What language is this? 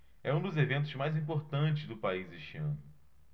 Portuguese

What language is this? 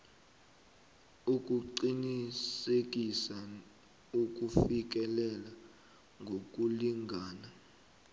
South Ndebele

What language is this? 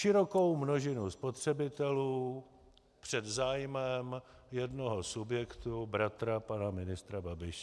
Czech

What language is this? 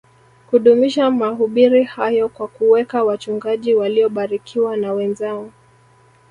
Swahili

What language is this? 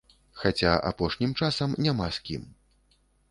Belarusian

